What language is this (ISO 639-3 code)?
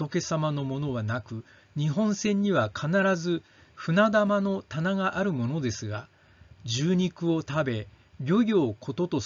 jpn